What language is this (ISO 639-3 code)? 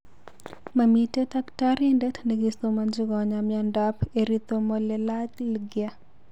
kln